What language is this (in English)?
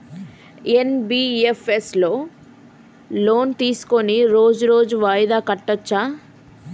Telugu